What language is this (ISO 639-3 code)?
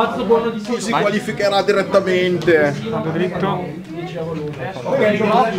ita